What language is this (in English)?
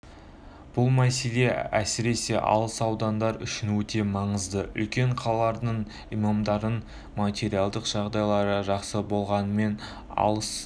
Kazakh